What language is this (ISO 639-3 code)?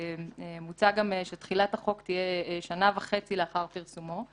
heb